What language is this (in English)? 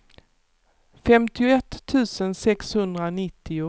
Swedish